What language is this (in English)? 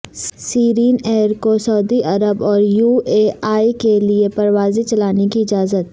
Urdu